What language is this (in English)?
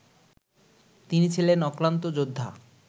Bangla